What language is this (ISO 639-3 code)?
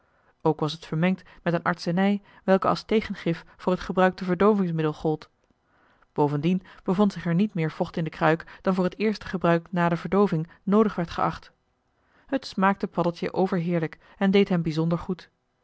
nld